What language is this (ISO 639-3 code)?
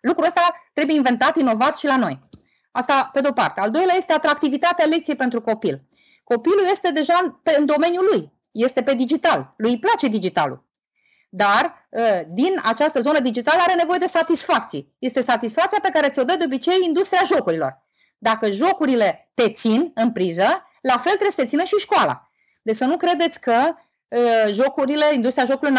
ron